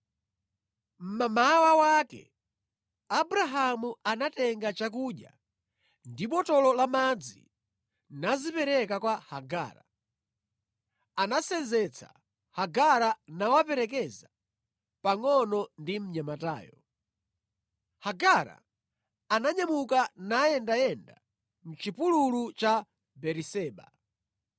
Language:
Nyanja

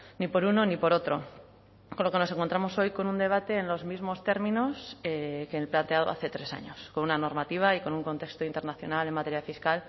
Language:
Spanish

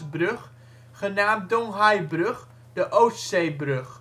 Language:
Dutch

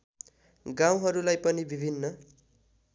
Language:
Nepali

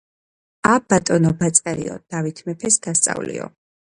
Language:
Georgian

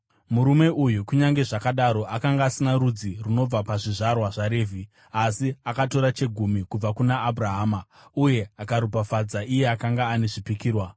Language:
Shona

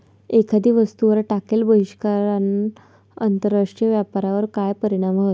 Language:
Marathi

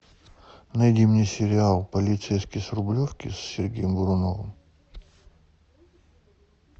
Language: Russian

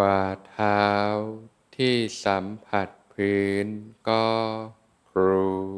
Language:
Thai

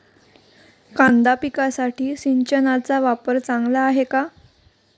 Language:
Marathi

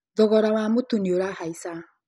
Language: Kikuyu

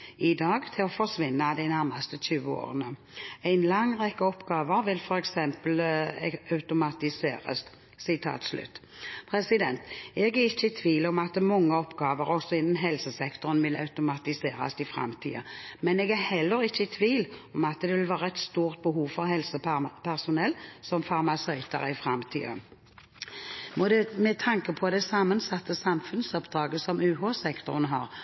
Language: Norwegian Bokmål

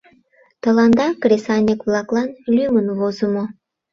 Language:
Mari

